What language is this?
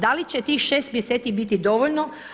Croatian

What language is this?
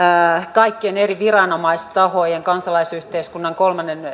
Finnish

